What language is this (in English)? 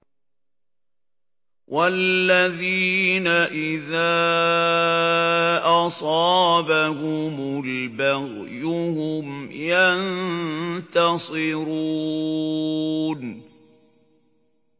Arabic